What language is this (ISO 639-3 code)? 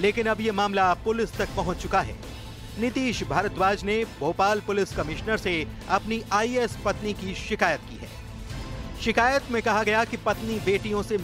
hin